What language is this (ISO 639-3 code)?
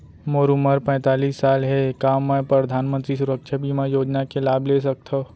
hne